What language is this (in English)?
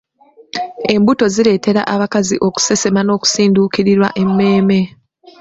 Ganda